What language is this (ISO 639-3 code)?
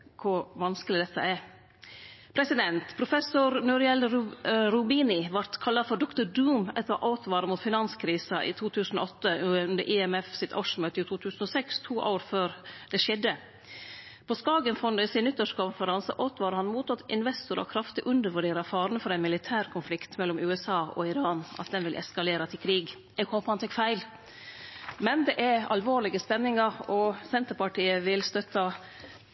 nno